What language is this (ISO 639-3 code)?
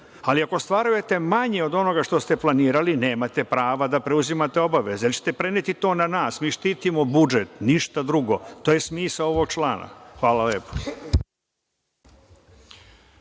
srp